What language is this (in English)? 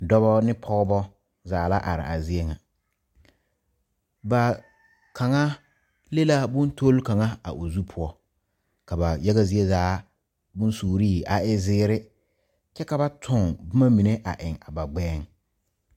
Southern Dagaare